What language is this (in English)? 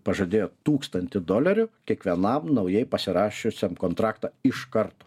Lithuanian